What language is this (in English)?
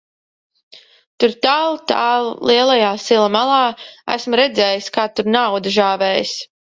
Latvian